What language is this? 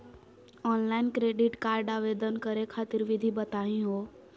Magahi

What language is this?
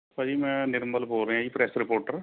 Punjabi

